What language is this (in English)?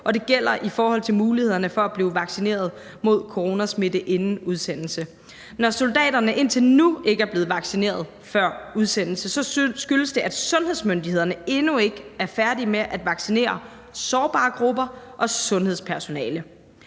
Danish